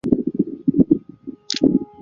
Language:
Chinese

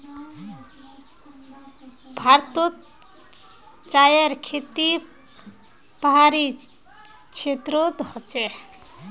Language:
Magahi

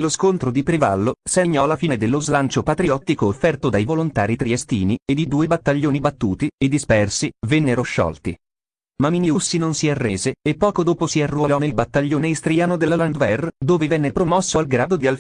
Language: Italian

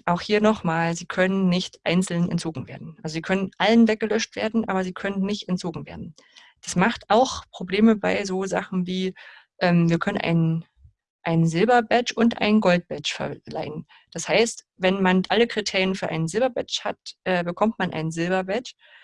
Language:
German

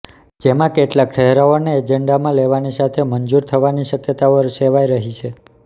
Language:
Gujarati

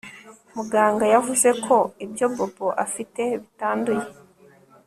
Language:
Kinyarwanda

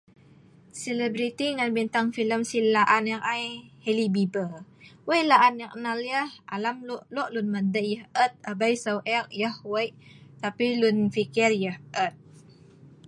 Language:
Sa'ban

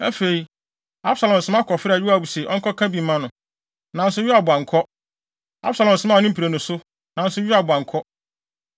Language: Akan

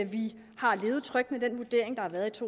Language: Danish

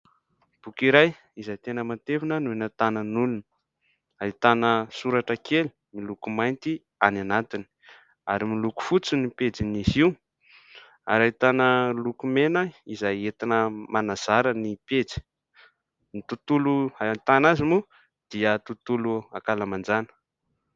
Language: Malagasy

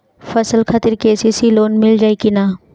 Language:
Bhojpuri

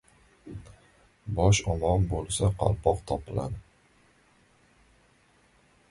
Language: Uzbek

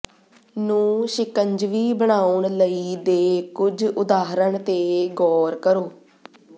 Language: Punjabi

